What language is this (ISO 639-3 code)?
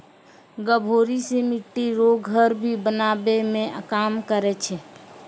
mai